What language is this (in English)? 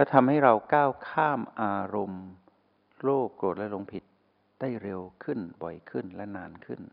Thai